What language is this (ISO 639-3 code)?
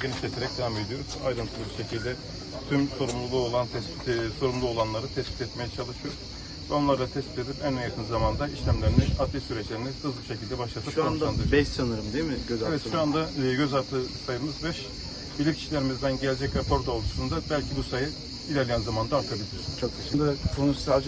tur